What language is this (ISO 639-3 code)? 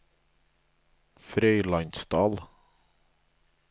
nor